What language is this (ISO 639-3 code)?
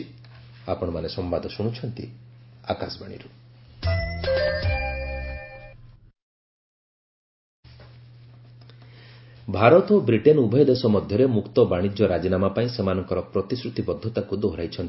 ori